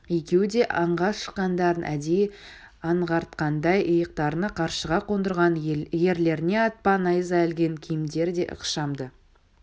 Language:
Kazakh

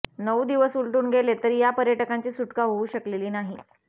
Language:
Marathi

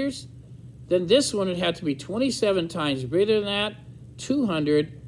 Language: English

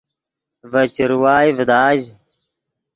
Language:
Yidgha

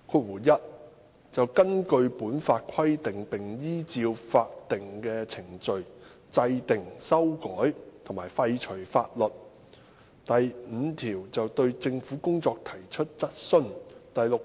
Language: Cantonese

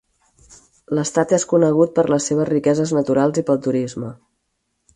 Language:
Catalan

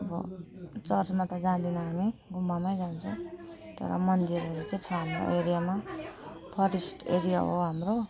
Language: Nepali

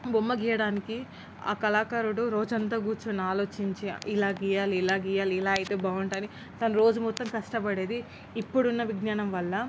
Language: Telugu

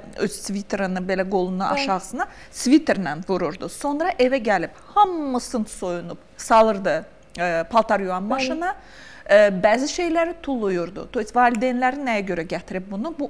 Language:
Turkish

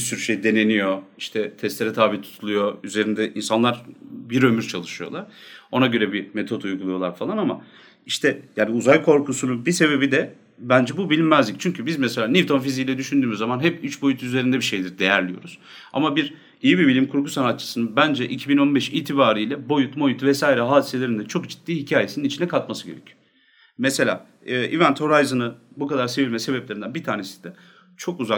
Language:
Turkish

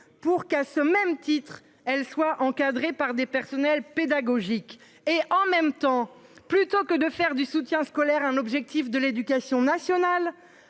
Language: French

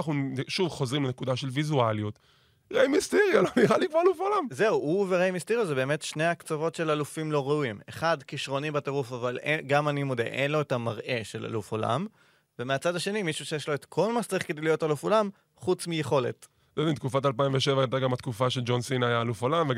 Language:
Hebrew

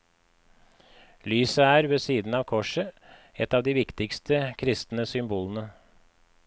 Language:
Norwegian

